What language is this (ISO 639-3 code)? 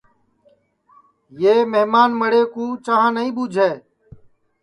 ssi